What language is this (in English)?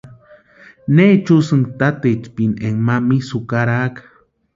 Western Highland Purepecha